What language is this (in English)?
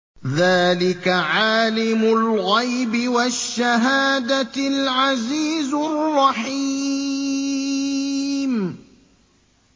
Arabic